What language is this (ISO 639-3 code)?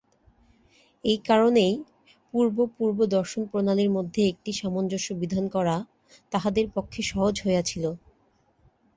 ben